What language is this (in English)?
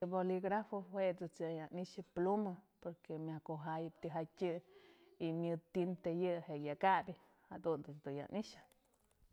Mazatlán Mixe